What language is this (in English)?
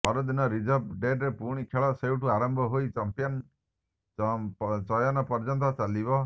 Odia